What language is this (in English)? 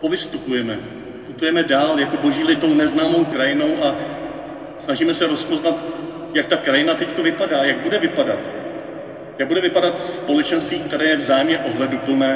Czech